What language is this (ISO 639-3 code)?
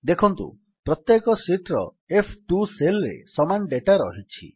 ori